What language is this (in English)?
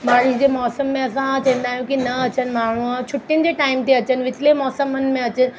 Sindhi